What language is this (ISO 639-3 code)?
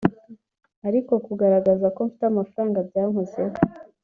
kin